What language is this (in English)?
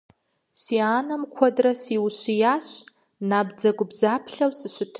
Kabardian